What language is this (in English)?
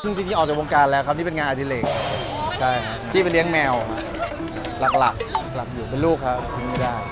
Thai